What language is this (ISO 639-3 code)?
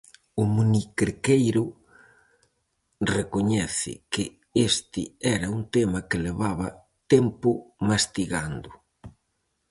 glg